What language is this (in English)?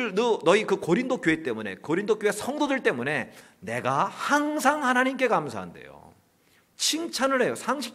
Korean